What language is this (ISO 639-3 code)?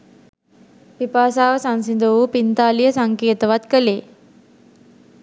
sin